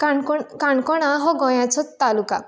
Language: Konkani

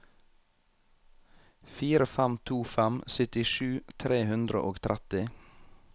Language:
Norwegian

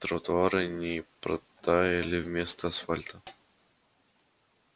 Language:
Russian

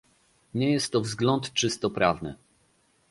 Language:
Polish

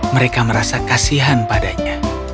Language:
Indonesian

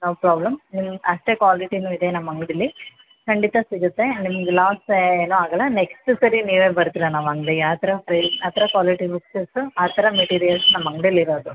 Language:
Kannada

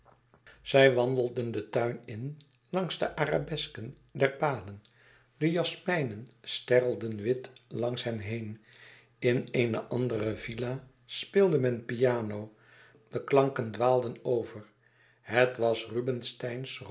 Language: Dutch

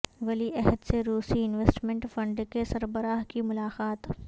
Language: Urdu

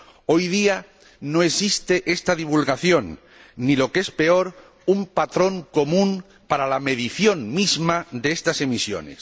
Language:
Spanish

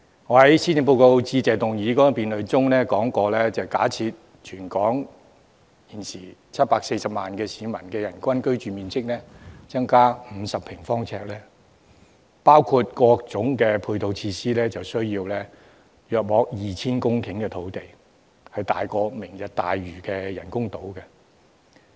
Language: Cantonese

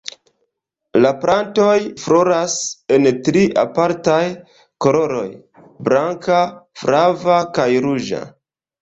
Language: Esperanto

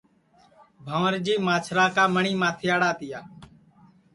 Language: Sansi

